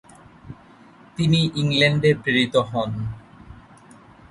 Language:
Bangla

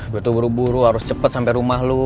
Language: Indonesian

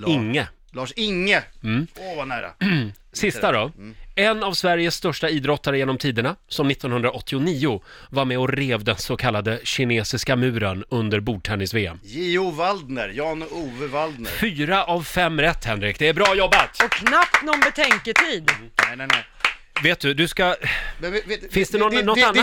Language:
Swedish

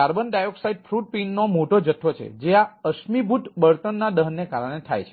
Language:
Gujarati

